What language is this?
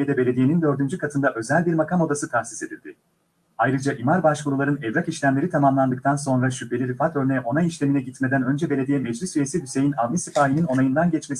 Turkish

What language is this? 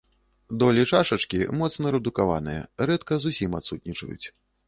Belarusian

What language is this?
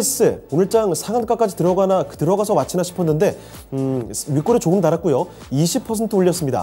Korean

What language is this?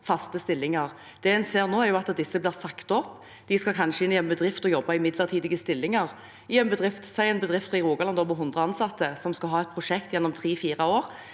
Norwegian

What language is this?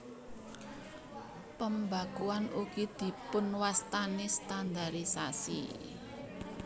Javanese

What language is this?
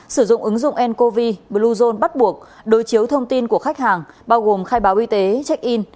Vietnamese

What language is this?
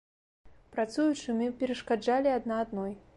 Belarusian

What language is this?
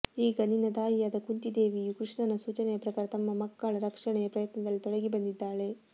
Kannada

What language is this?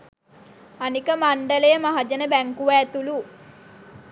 Sinhala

